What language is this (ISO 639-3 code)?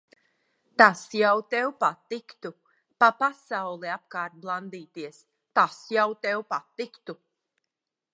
lav